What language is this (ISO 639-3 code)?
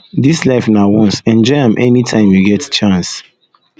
pcm